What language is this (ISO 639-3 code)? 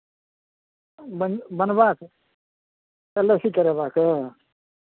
mai